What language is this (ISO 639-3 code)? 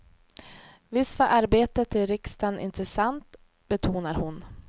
swe